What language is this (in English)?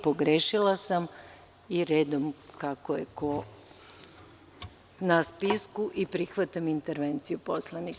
Serbian